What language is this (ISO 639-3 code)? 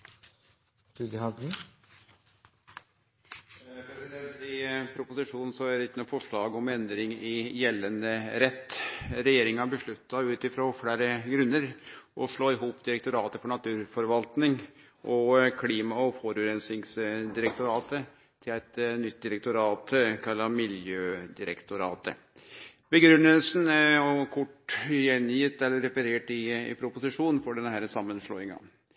nor